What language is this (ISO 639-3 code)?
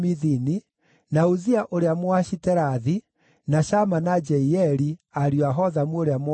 kik